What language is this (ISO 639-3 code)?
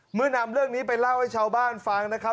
tha